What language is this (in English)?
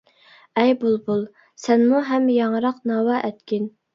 Uyghur